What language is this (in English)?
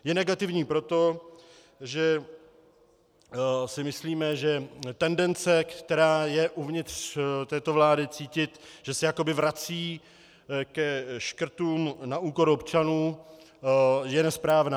Czech